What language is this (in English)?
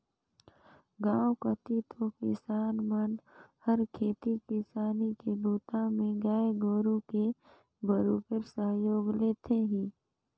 Chhattisgarhi